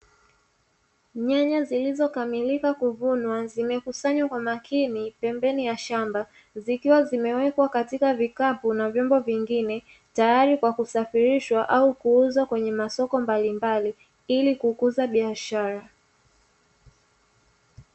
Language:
Swahili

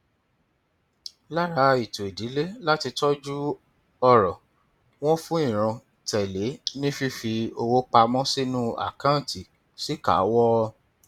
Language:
Yoruba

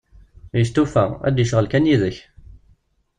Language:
Kabyle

